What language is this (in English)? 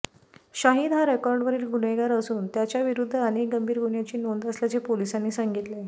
Marathi